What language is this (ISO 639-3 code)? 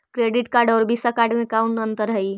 mag